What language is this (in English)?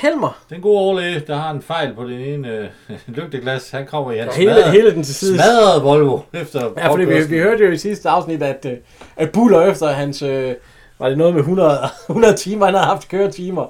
Danish